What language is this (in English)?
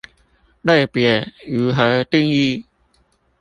Chinese